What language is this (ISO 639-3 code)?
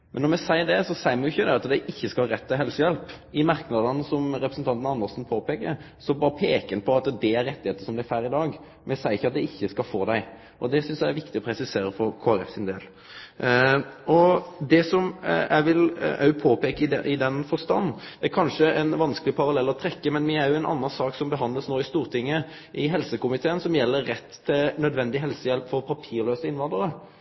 nno